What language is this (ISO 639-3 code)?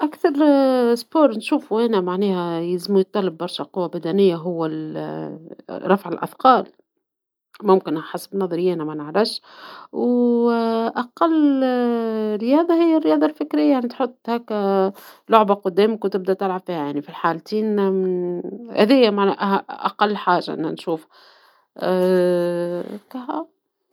aeb